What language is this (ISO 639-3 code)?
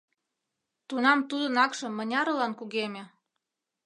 chm